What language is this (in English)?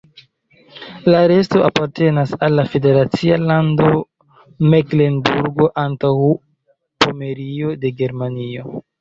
Esperanto